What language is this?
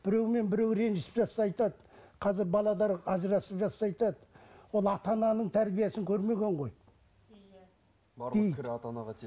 Kazakh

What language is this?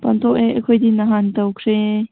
Manipuri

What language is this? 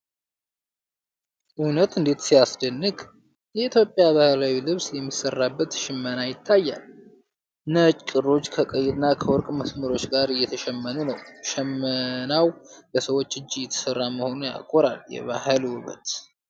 Amharic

